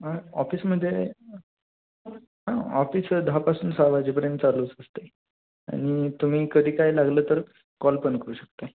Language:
Marathi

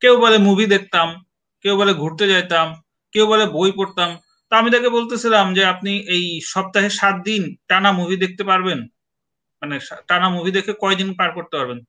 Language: Bangla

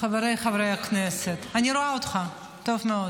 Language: Hebrew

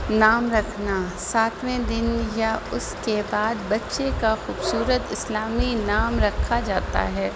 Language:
Urdu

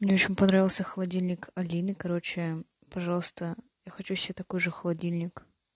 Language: Russian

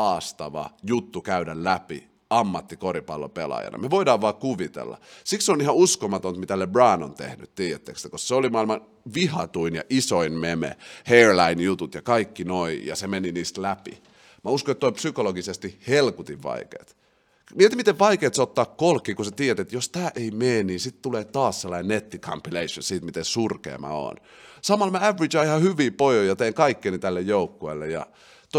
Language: Finnish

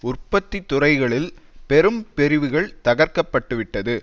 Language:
Tamil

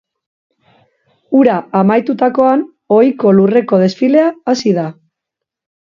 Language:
Basque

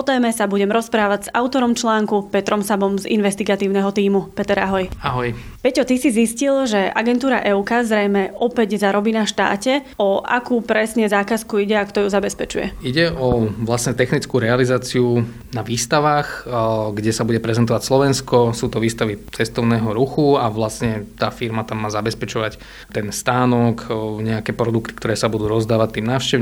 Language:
Slovak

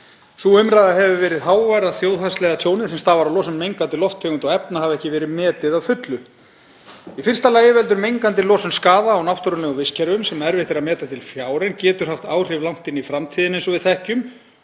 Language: Icelandic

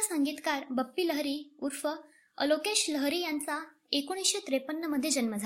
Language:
Marathi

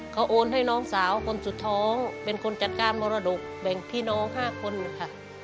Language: Thai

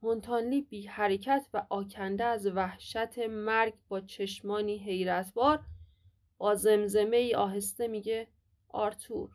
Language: Persian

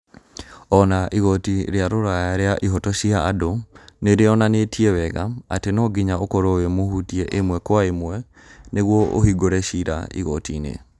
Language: Kikuyu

